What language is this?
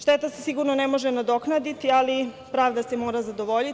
Serbian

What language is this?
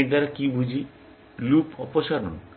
Bangla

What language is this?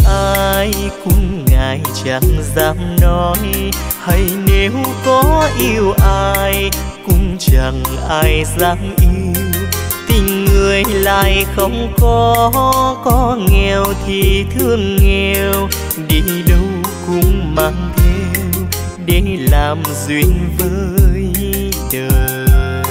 Vietnamese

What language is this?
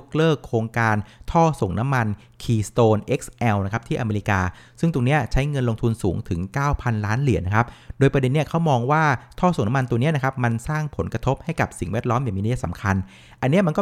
Thai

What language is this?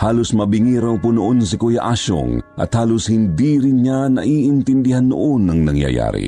Filipino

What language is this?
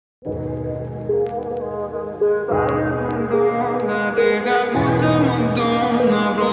Turkish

